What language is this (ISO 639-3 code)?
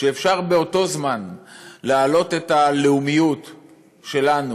heb